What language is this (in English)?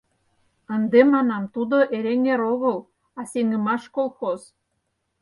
Mari